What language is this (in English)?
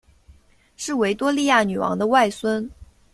Chinese